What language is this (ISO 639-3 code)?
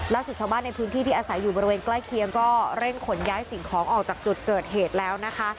tha